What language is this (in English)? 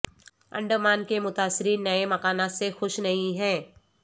Urdu